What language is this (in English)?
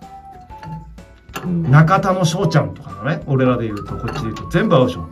Japanese